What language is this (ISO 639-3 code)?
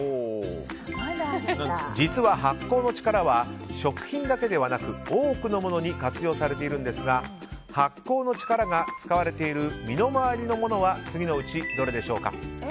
jpn